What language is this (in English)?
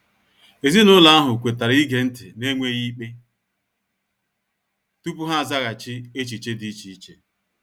Igbo